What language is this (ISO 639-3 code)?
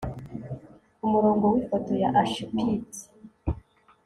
kin